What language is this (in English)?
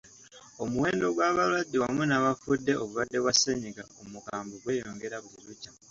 Ganda